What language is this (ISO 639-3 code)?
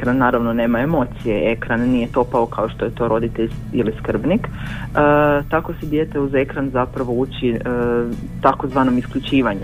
hrv